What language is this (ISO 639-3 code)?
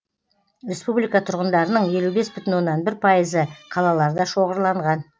kaz